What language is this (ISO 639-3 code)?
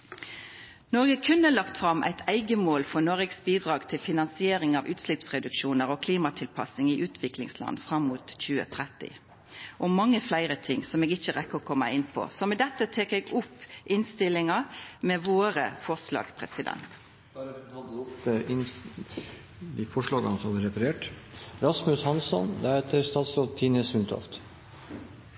nor